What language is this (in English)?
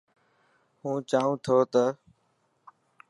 Dhatki